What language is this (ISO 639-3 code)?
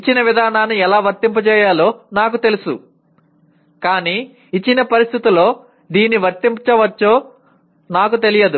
tel